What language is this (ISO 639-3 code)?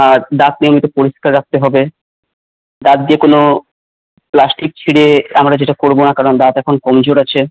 ben